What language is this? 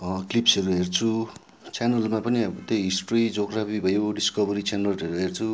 Nepali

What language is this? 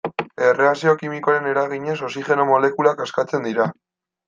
Basque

